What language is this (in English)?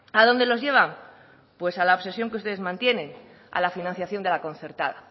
Spanish